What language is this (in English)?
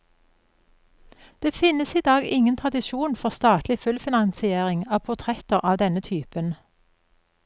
Norwegian